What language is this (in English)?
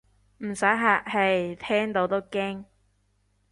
Cantonese